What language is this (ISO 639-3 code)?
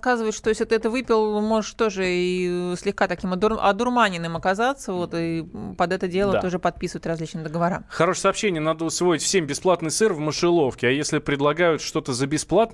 rus